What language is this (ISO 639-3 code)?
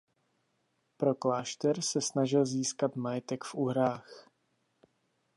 ces